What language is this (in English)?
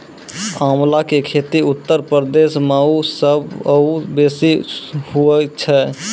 Maithili